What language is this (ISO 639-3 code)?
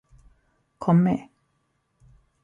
swe